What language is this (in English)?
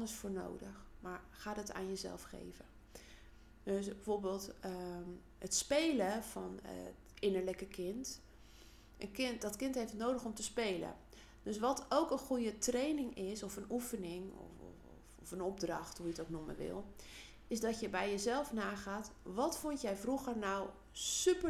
Dutch